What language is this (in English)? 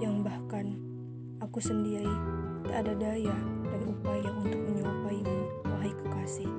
Indonesian